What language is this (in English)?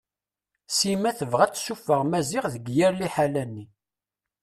Kabyle